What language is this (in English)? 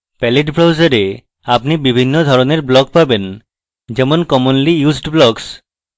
Bangla